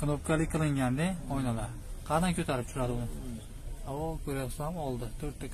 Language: Turkish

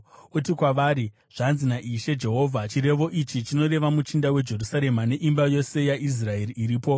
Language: Shona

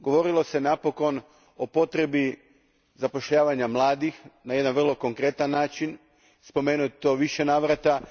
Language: Croatian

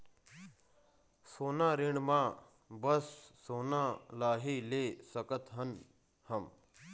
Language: Chhattisgarhi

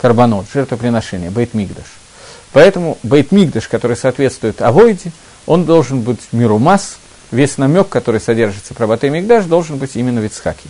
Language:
Russian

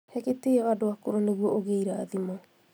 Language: Kikuyu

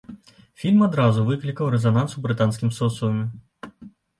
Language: Belarusian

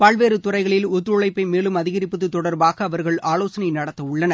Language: Tamil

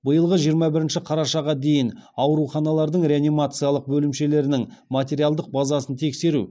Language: Kazakh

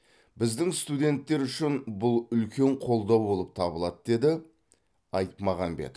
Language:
Kazakh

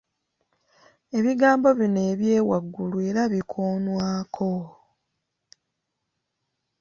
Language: Ganda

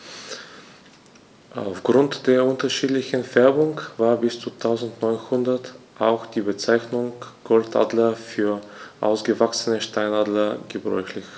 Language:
German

